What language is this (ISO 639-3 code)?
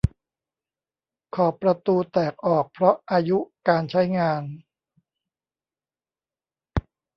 tha